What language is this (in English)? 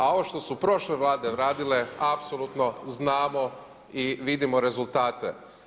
Croatian